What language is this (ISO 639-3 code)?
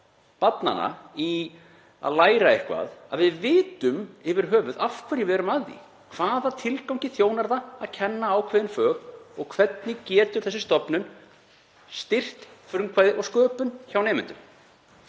isl